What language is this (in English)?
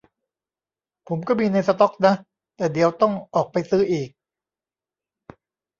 Thai